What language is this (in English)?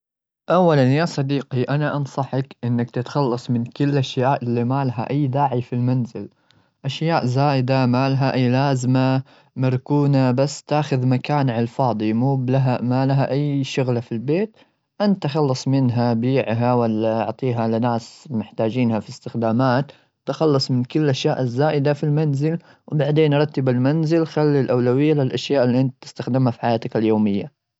Gulf Arabic